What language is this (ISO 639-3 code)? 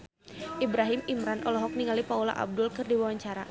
sun